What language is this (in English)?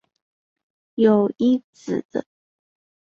Chinese